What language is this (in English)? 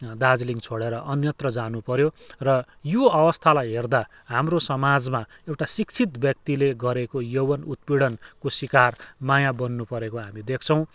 Nepali